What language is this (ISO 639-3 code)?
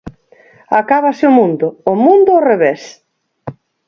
glg